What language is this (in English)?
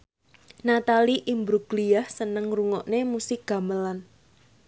Javanese